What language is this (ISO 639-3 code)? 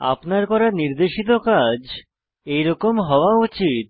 ben